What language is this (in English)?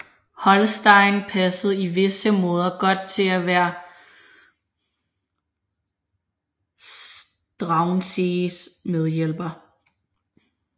Danish